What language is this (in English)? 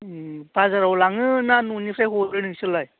Bodo